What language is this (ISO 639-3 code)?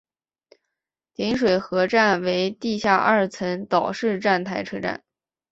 zho